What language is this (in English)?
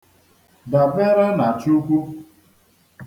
Igbo